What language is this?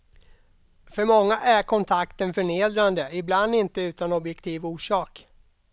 Swedish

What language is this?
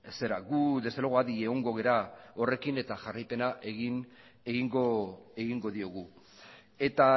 Basque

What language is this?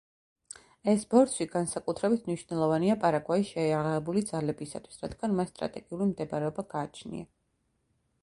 Georgian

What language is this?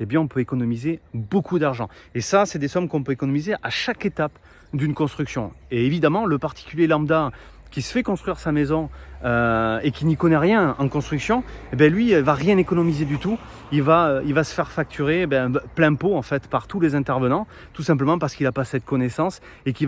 French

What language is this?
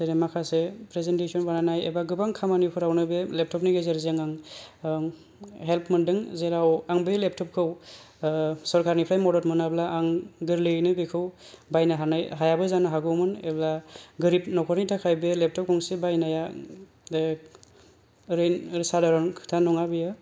Bodo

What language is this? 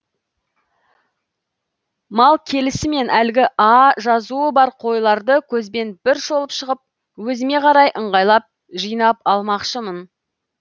Kazakh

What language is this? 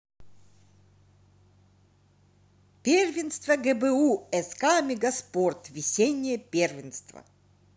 Russian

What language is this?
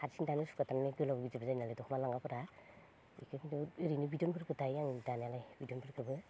Bodo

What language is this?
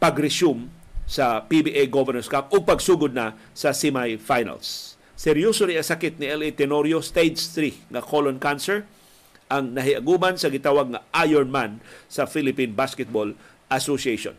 Filipino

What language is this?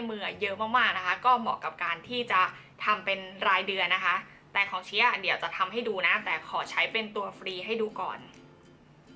Thai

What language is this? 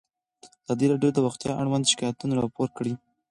Pashto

